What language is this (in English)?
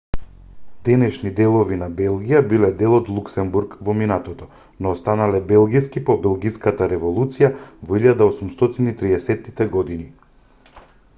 Macedonian